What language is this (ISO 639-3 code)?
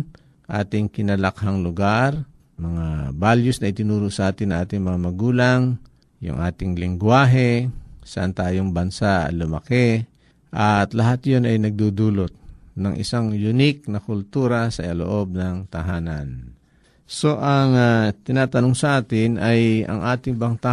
fil